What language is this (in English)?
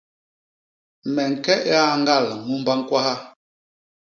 Basaa